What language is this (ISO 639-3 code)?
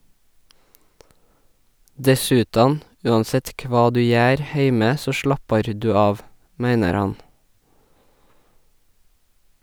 nor